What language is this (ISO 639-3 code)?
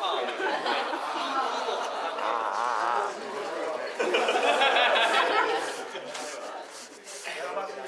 jpn